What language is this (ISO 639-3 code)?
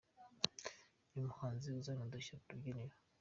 kin